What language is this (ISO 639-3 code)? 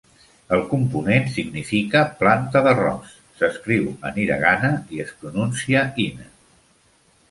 cat